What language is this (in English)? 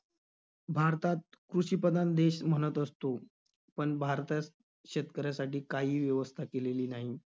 Marathi